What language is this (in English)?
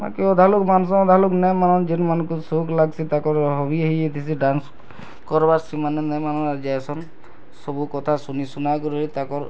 Odia